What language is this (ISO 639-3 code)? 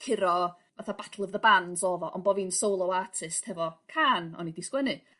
cym